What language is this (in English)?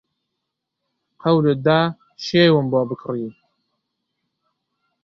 Central Kurdish